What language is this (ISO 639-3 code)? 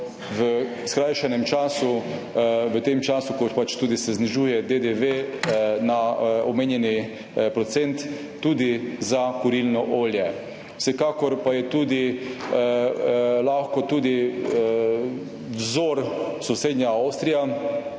slv